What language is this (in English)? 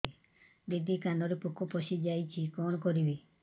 Odia